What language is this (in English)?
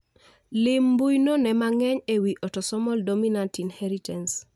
Luo (Kenya and Tanzania)